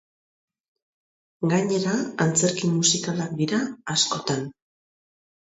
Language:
Basque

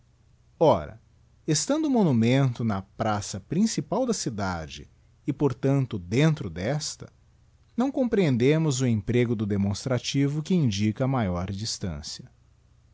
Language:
Portuguese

